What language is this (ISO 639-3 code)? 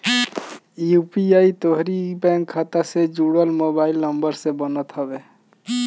bho